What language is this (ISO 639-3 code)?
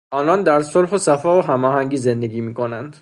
fas